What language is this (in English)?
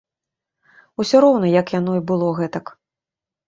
Belarusian